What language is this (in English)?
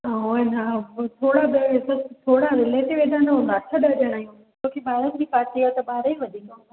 Sindhi